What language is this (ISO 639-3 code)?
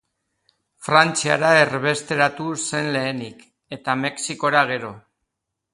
eus